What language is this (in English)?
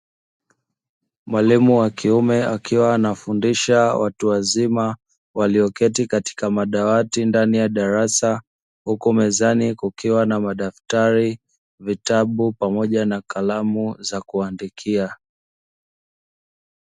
Swahili